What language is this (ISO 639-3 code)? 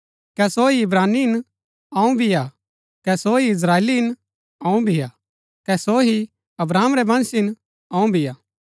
gbk